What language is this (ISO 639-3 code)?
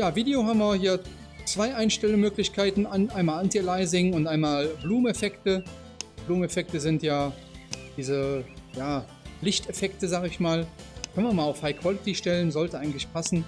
deu